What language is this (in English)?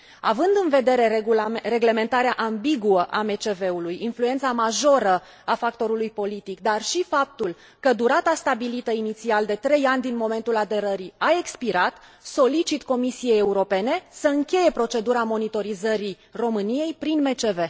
Romanian